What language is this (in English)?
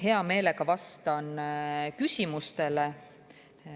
Estonian